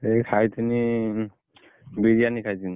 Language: Odia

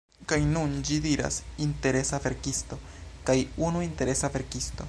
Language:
Esperanto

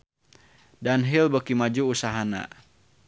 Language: Sundanese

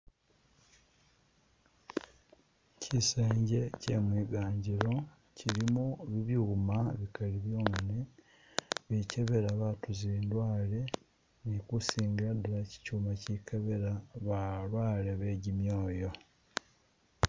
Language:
Masaaba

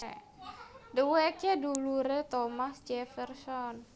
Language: Javanese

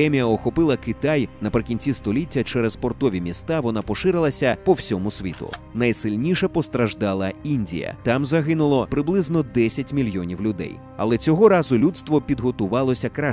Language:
Ukrainian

